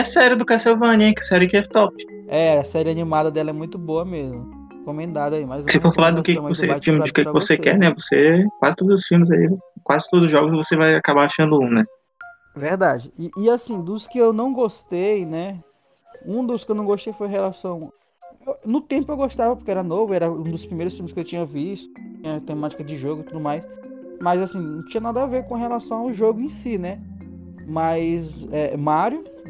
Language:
Portuguese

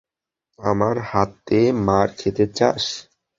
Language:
Bangla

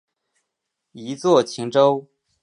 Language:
Chinese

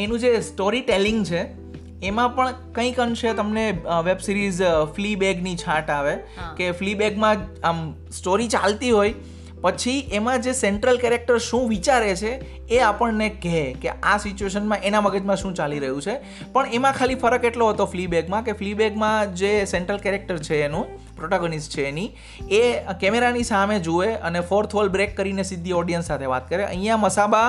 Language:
Gujarati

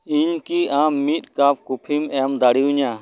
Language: Santali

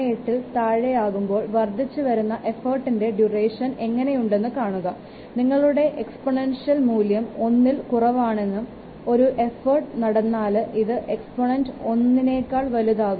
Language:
Malayalam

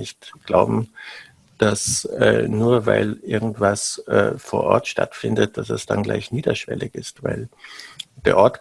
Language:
German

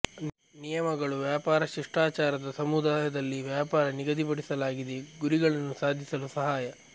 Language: Kannada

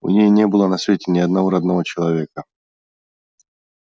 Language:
Russian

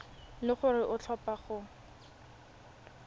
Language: Tswana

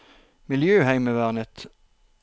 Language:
Norwegian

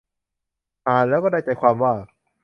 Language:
Thai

